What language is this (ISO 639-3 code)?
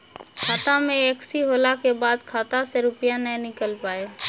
mai